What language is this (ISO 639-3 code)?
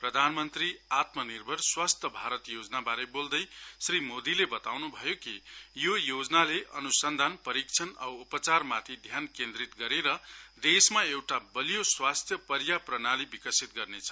nep